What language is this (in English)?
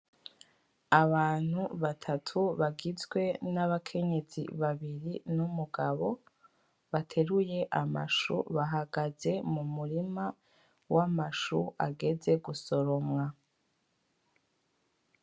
Rundi